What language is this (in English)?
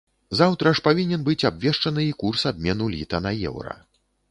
Belarusian